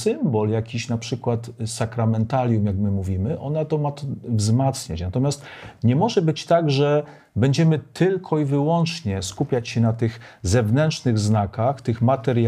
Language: Polish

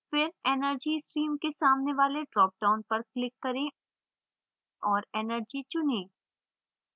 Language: Hindi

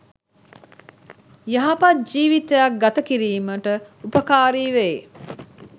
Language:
Sinhala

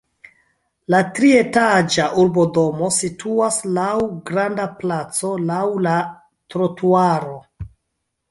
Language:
Esperanto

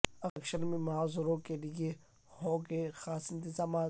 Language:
Urdu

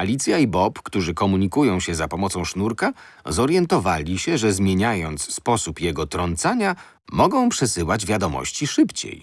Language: Polish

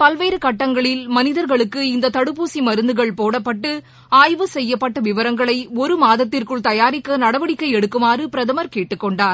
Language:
Tamil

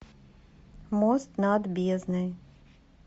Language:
Russian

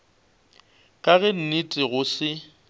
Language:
Northern Sotho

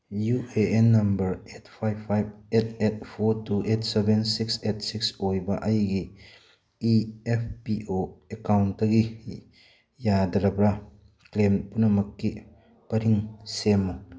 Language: Manipuri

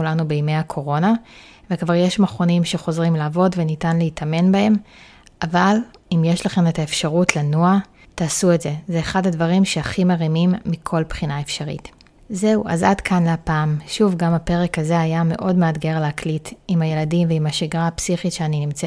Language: Hebrew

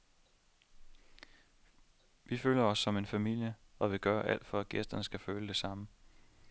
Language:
Danish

